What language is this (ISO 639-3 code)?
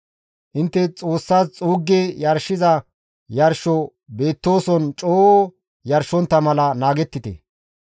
gmv